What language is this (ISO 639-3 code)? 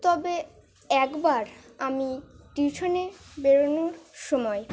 ben